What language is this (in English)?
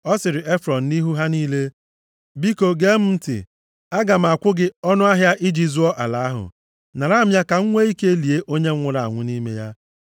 Igbo